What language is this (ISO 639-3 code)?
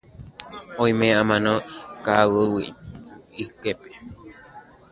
grn